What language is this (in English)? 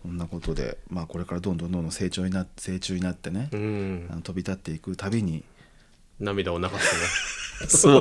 Japanese